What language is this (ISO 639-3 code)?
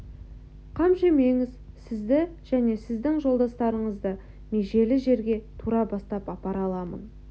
kaz